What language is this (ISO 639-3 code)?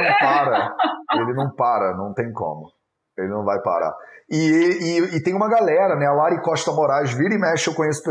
por